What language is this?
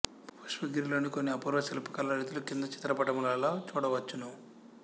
Telugu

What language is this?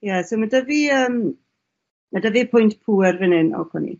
Welsh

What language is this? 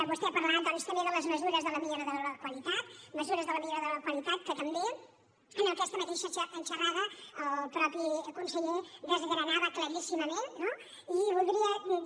Catalan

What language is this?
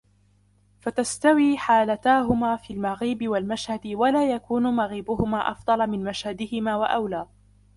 Arabic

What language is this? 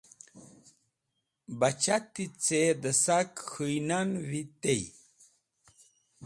Wakhi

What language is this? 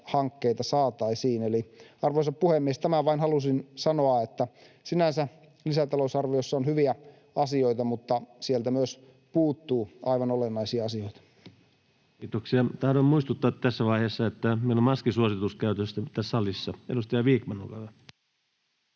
Finnish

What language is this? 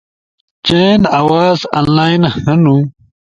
Ushojo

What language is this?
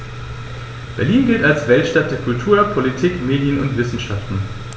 German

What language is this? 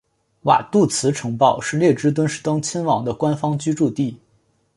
Chinese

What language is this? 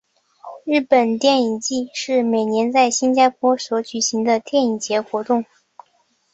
Chinese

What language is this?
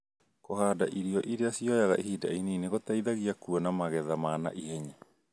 Kikuyu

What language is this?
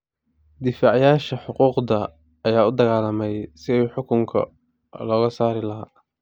Somali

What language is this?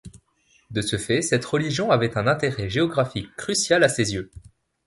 French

